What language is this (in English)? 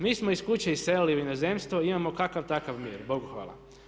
Croatian